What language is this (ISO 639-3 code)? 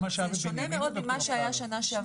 heb